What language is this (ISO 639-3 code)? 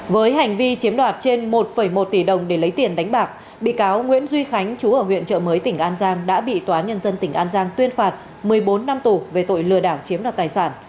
vie